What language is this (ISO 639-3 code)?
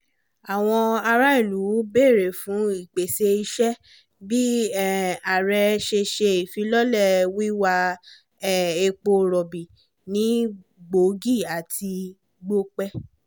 yor